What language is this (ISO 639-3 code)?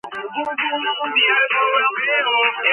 kat